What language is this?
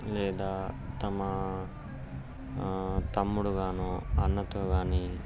Telugu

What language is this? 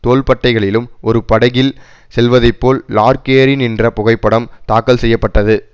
Tamil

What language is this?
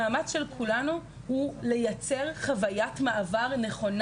Hebrew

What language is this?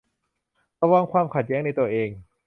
Thai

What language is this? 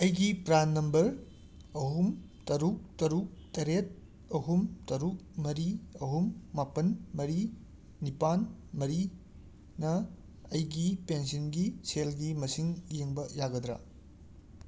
Manipuri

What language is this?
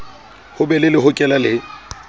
Southern Sotho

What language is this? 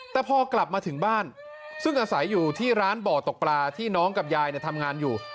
Thai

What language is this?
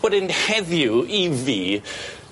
Welsh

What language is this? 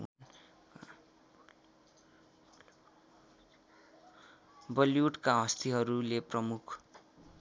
Nepali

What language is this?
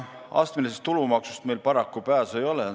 Estonian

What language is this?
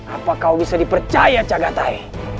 Indonesian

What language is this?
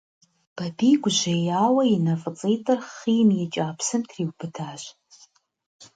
Kabardian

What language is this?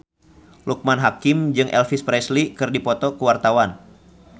Sundanese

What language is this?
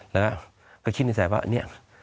Thai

